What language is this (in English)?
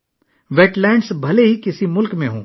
Urdu